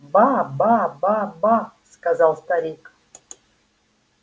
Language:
Russian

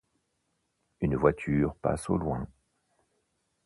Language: French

